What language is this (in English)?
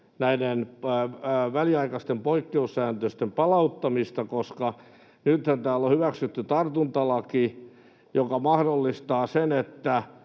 Finnish